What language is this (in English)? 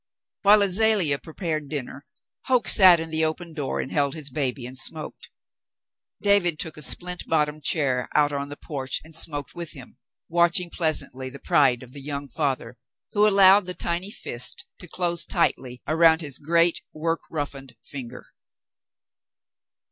English